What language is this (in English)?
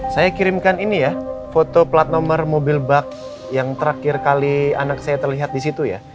Indonesian